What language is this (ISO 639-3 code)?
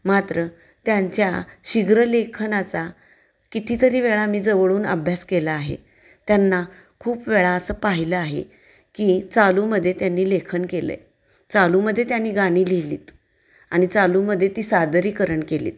mar